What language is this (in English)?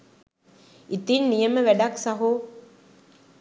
Sinhala